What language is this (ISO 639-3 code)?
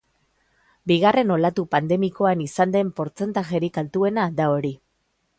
eus